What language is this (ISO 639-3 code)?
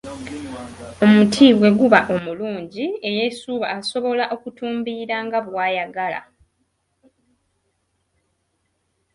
lug